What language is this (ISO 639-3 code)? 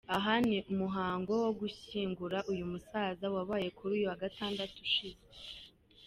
kin